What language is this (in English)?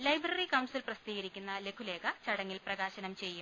Malayalam